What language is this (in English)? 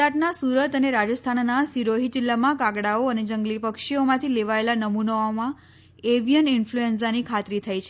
Gujarati